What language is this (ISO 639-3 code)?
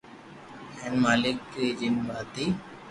lrk